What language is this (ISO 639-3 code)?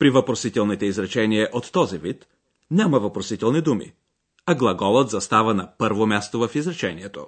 bul